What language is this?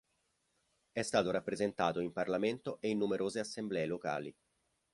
Italian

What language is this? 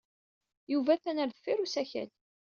Kabyle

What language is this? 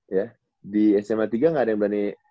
Indonesian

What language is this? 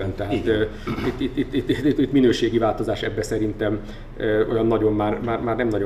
Hungarian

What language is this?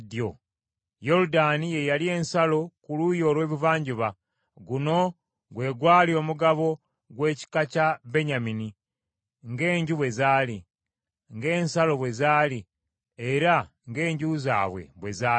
Ganda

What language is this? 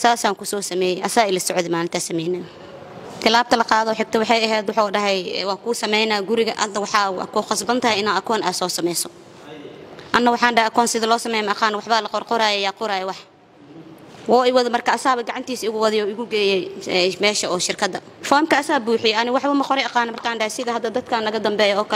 Arabic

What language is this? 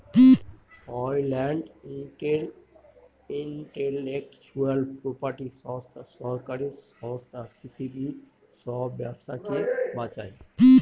Bangla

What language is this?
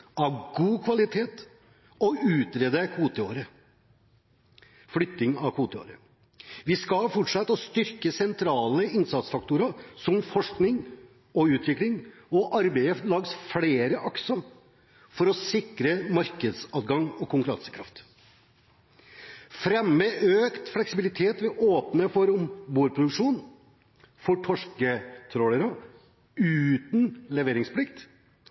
Norwegian Bokmål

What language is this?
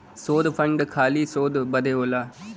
Bhojpuri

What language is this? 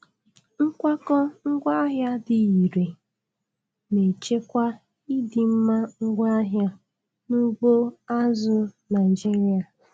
Igbo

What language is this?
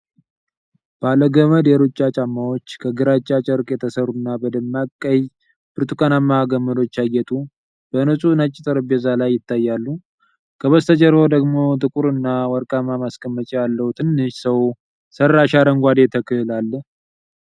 Amharic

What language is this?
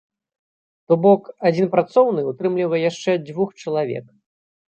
Belarusian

